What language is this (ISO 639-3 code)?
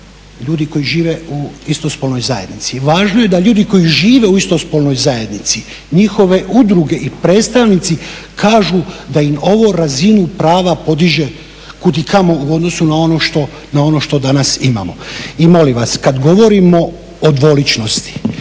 hrv